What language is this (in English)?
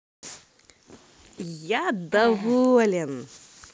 Russian